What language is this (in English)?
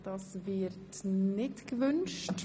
Swiss German